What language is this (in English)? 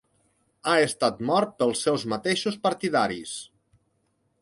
Catalan